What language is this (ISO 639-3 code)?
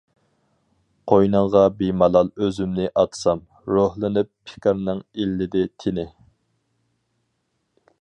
uig